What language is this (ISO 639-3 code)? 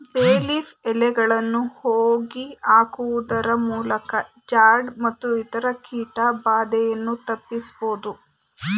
kan